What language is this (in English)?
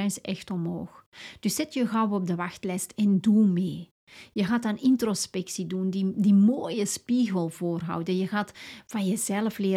Dutch